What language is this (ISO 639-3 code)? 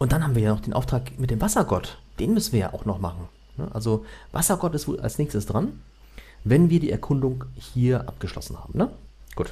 deu